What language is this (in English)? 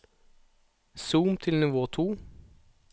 Norwegian